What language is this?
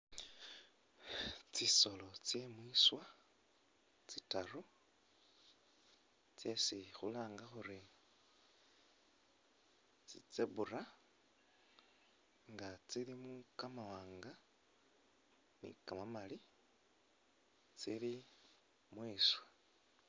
Masaaba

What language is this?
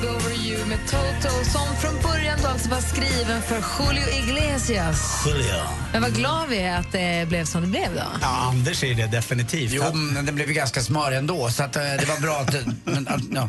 Swedish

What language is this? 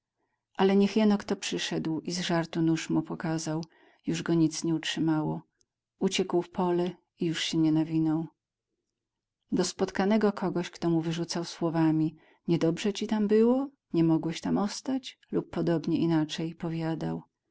Polish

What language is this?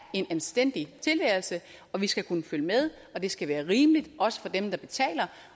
Danish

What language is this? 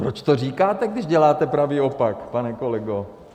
Czech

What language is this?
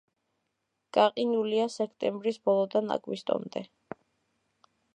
Georgian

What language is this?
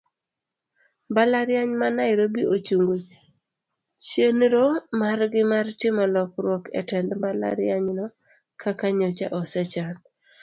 Luo (Kenya and Tanzania)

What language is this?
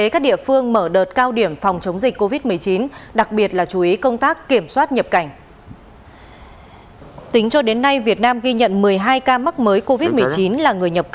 Vietnamese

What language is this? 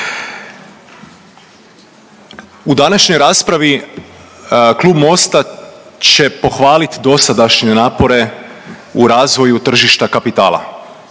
Croatian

